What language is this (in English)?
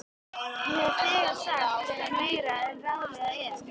Icelandic